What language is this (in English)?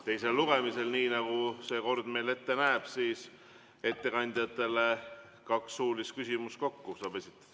Estonian